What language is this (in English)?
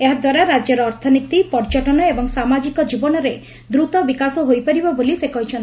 Odia